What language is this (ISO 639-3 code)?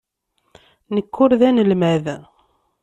kab